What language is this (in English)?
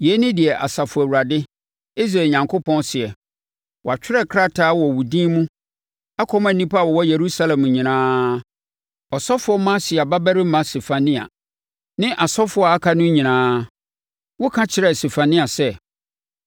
Akan